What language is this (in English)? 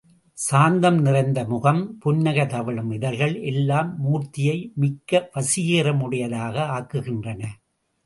Tamil